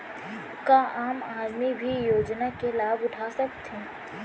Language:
Chhattisgarhi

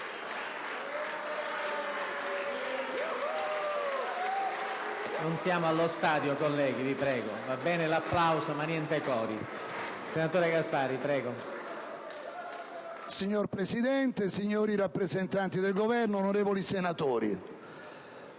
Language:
Italian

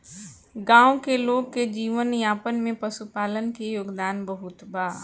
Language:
Bhojpuri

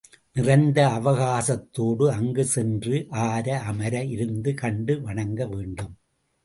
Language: Tamil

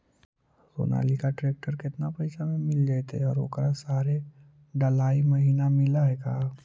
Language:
Magahi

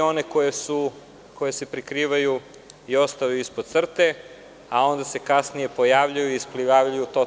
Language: Serbian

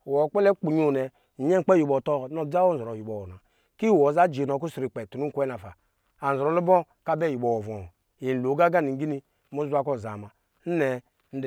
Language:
Lijili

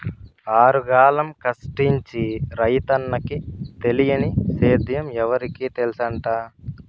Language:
Telugu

